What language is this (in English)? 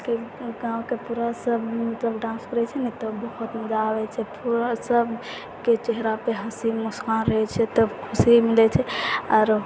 Maithili